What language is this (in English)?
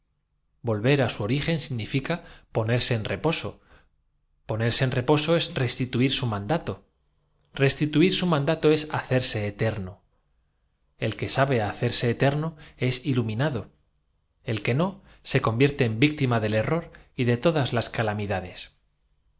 Spanish